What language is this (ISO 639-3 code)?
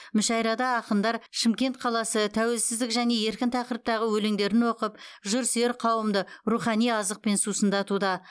kaz